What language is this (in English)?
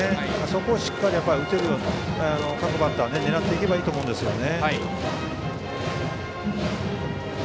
Japanese